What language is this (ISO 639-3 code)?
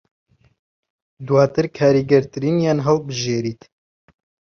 ckb